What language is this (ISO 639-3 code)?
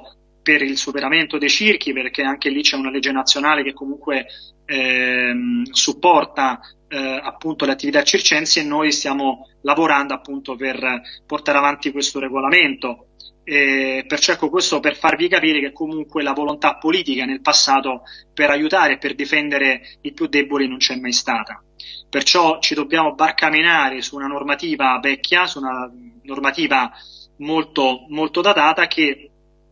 ita